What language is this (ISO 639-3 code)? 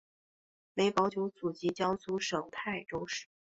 zho